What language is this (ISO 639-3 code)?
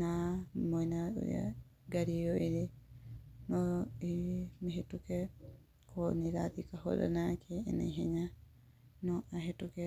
kik